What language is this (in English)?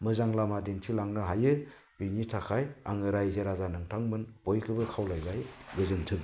Bodo